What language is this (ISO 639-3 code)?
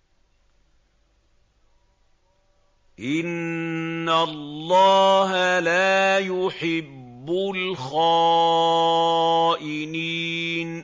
ara